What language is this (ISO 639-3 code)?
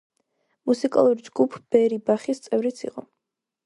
kat